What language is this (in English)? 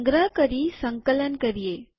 Gujarati